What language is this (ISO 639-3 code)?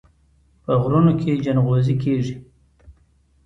pus